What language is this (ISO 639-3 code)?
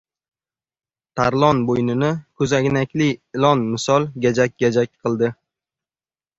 uzb